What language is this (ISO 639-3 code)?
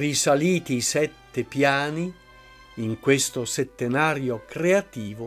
ita